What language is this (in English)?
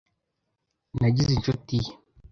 Kinyarwanda